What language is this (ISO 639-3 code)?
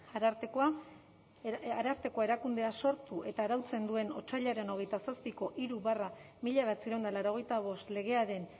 eus